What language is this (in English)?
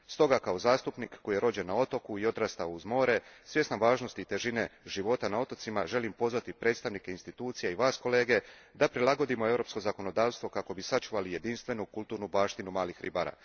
Croatian